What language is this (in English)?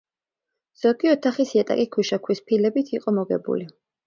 Georgian